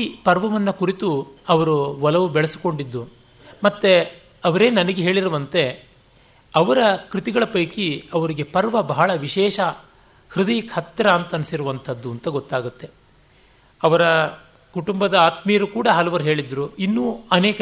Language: Kannada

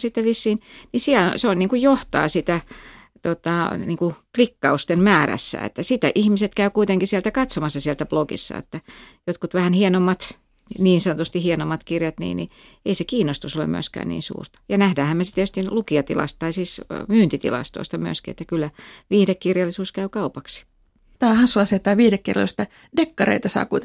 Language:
Finnish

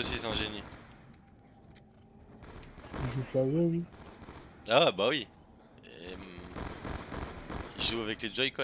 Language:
French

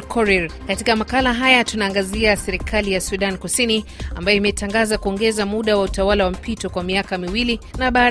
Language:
Swahili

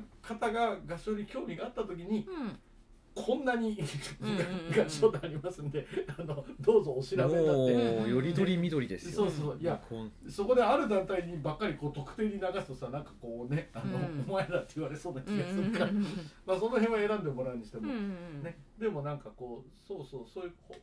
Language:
Japanese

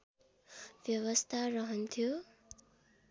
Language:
Nepali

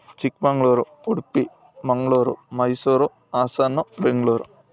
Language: Kannada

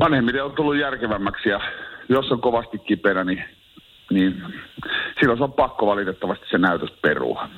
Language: Finnish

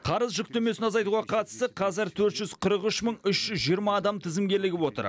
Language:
Kazakh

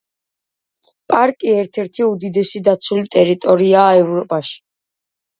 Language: Georgian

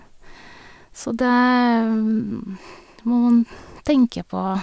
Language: Norwegian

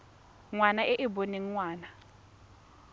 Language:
Tswana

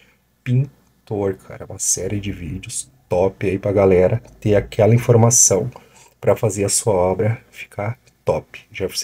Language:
Portuguese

